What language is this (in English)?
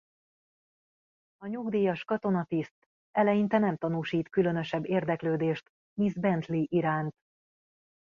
Hungarian